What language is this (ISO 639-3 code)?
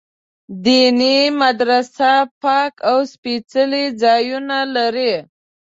pus